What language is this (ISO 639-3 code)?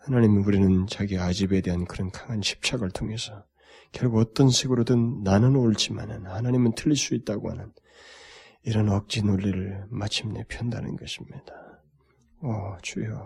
kor